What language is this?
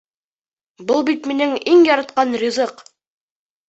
Bashkir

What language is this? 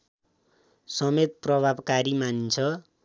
Nepali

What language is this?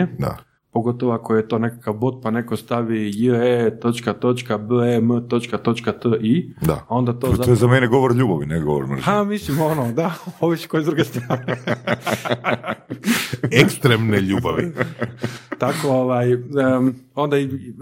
Croatian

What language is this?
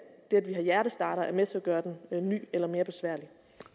Danish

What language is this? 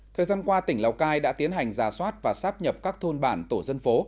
Vietnamese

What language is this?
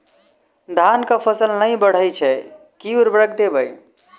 Maithili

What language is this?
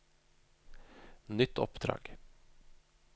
Norwegian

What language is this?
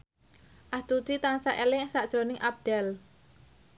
Javanese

